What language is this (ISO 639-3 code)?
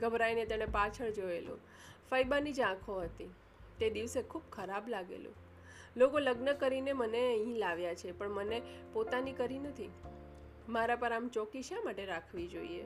guj